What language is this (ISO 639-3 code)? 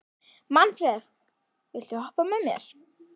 isl